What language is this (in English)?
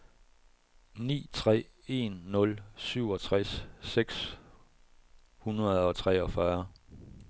Danish